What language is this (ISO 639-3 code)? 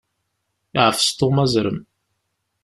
kab